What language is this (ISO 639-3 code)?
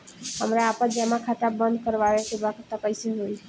bho